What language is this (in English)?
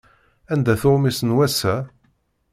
Kabyle